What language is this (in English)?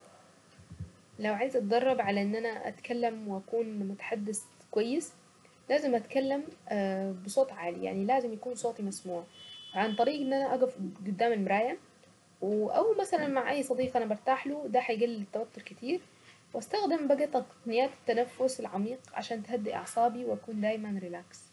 Saidi Arabic